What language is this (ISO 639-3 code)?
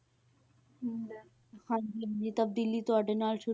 pan